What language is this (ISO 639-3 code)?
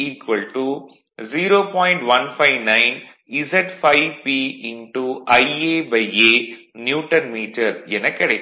tam